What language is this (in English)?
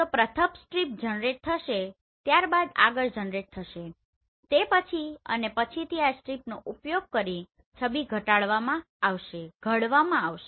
Gujarati